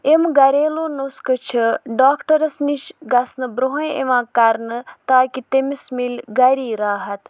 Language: Kashmiri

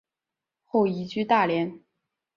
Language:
Chinese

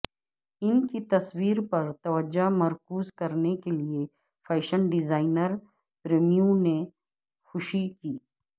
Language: Urdu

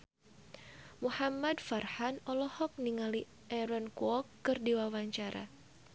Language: Sundanese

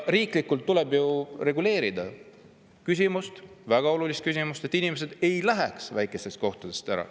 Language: Estonian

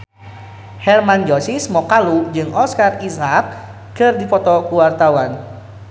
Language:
Sundanese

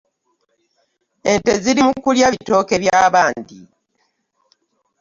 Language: Ganda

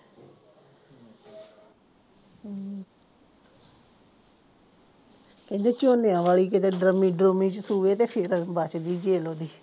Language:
Punjabi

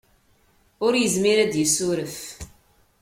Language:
Kabyle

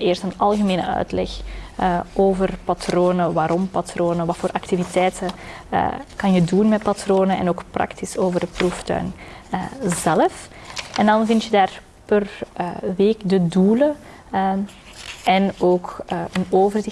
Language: Dutch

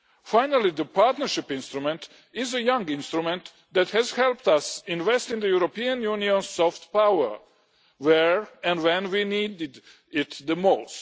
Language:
English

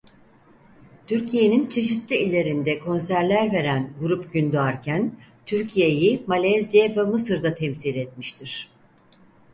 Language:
Turkish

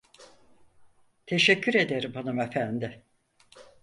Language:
Turkish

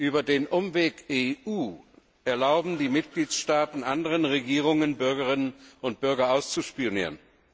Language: German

